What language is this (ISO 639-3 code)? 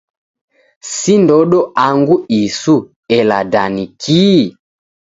dav